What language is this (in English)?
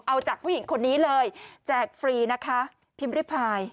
Thai